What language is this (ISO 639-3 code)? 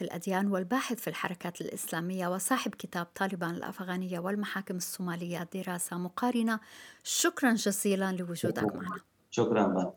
ara